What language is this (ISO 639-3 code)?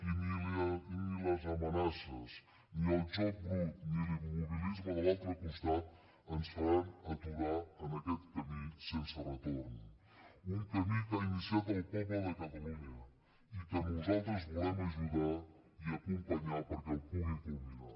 cat